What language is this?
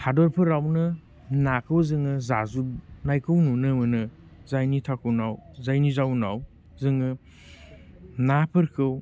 Bodo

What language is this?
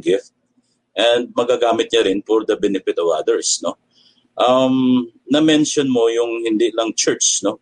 Filipino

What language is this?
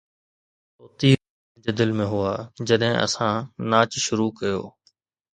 Sindhi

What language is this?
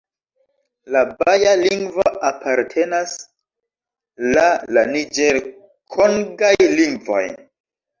Esperanto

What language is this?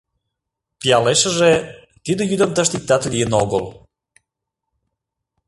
Mari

